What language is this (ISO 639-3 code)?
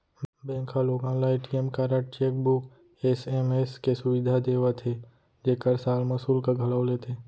hne